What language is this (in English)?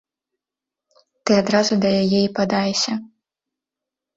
Belarusian